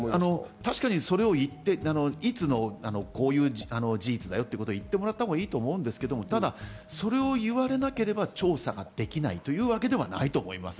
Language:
Japanese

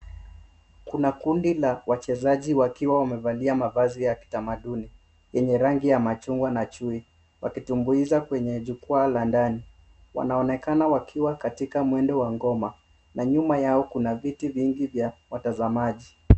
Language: Swahili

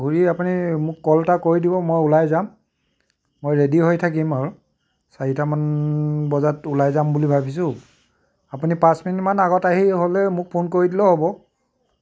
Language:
Assamese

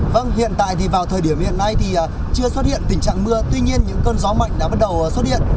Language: Vietnamese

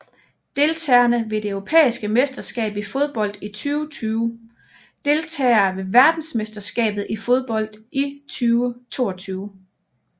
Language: Danish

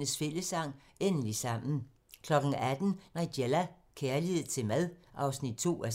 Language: Danish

